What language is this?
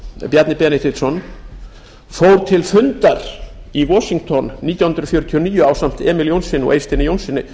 Icelandic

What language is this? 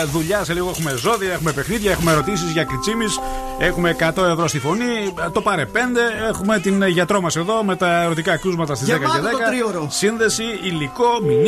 Greek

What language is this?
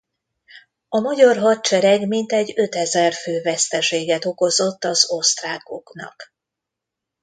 Hungarian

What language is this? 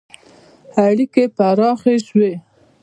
Pashto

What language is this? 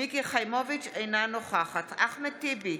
Hebrew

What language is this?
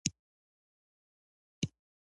Pashto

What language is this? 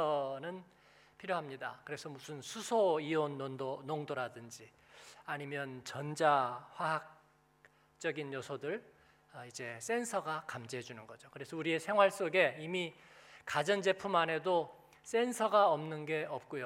Korean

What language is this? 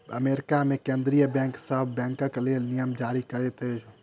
Maithili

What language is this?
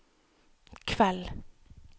Norwegian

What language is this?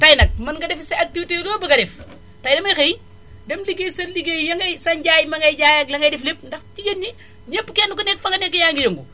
Wolof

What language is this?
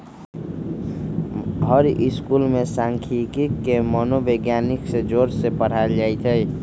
Magahi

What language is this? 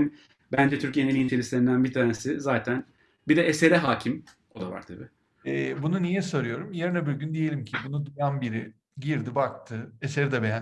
Turkish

